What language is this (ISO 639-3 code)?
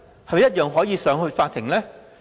yue